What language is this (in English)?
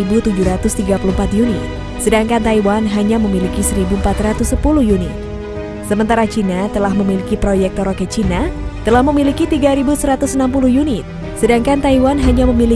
Indonesian